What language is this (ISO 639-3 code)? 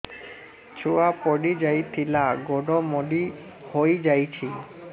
ori